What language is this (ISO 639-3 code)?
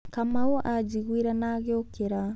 kik